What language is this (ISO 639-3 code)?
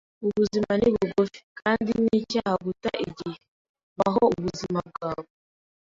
kin